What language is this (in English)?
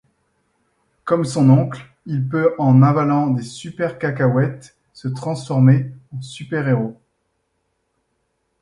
French